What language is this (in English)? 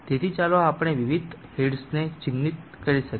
Gujarati